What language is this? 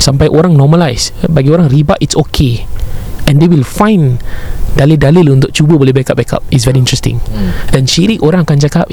Malay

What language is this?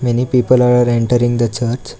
English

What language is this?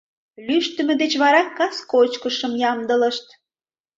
Mari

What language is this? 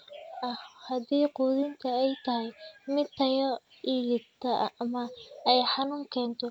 Somali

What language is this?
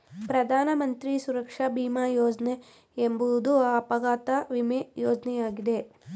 Kannada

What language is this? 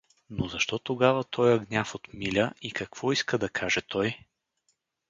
Bulgarian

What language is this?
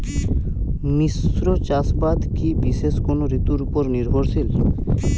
Bangla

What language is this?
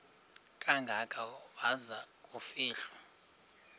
Xhosa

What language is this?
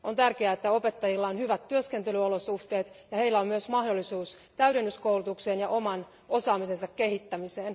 Finnish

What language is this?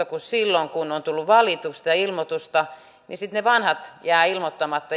Finnish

